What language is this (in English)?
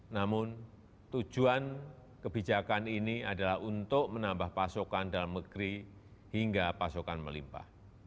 Indonesian